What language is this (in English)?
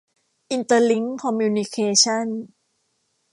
Thai